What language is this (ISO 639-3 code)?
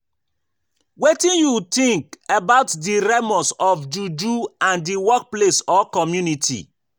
pcm